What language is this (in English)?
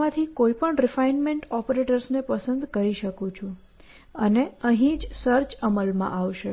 Gujarati